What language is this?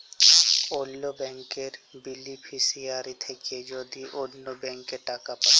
Bangla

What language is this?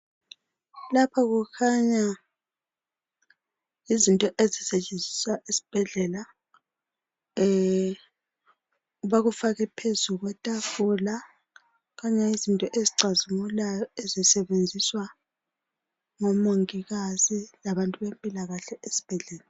North Ndebele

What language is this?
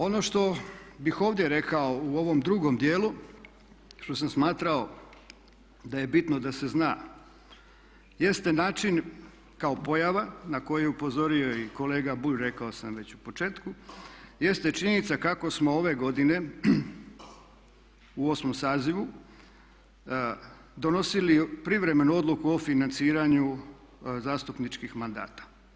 Croatian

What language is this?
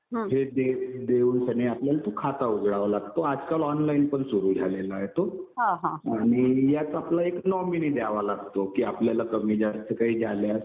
Marathi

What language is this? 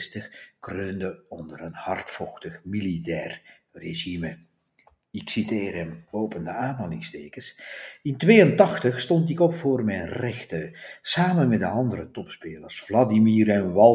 Dutch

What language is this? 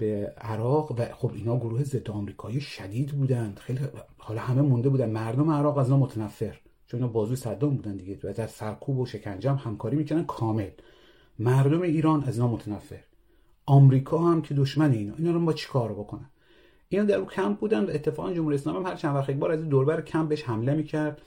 Persian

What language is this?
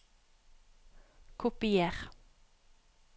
Norwegian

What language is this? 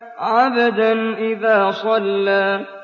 Arabic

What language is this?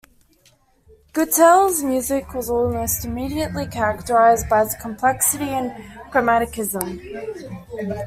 English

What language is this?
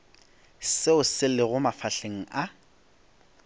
Northern Sotho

